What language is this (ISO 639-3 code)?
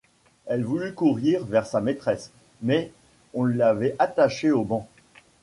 fra